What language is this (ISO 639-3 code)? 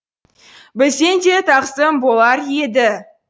kaz